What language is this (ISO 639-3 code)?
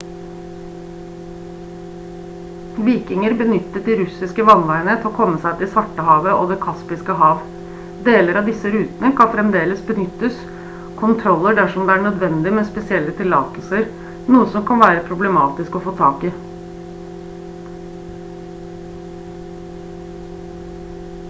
nob